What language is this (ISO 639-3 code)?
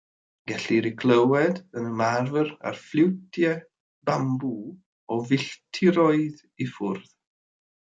cym